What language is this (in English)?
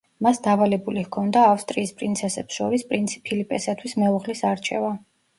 Georgian